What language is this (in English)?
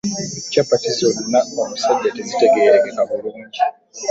Ganda